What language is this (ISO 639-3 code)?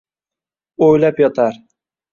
uzb